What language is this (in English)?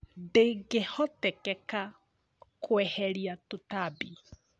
Kikuyu